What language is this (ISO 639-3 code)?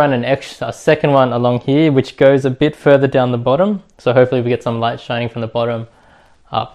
eng